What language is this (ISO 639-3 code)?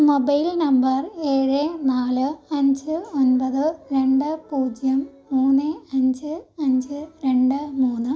mal